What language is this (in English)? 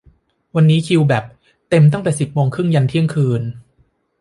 Thai